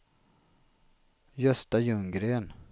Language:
Swedish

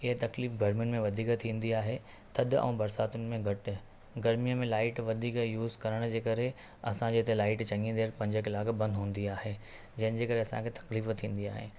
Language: Sindhi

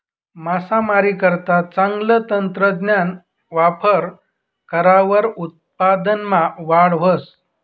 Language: Marathi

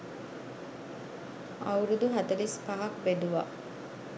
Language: Sinhala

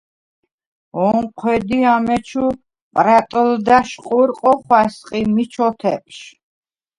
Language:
Svan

